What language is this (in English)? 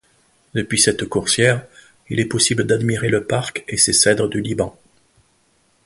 French